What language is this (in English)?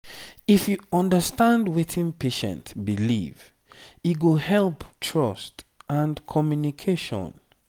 Nigerian Pidgin